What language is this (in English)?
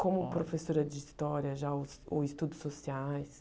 Portuguese